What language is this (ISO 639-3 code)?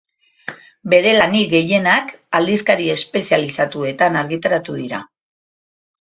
eus